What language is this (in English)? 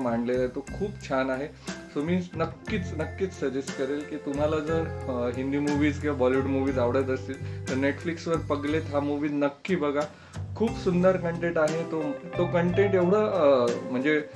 Marathi